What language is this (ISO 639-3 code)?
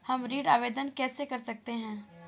hin